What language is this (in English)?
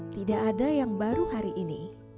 Indonesian